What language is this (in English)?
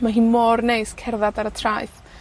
Welsh